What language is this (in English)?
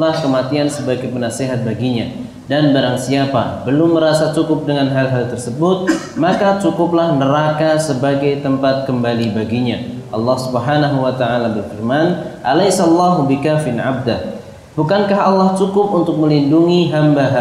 Indonesian